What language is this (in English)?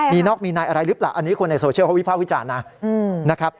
Thai